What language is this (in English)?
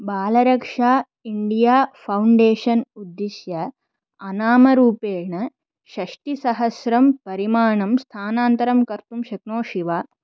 Sanskrit